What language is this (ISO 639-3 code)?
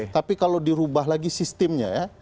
ind